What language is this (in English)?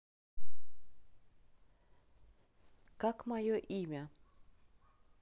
Russian